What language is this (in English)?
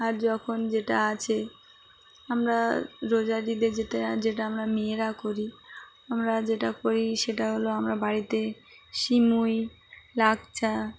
Bangla